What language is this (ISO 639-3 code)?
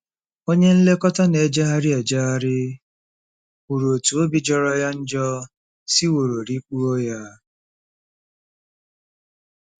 ibo